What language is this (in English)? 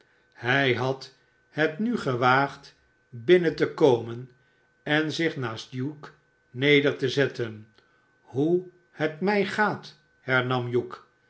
Dutch